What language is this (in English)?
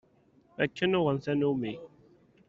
Kabyle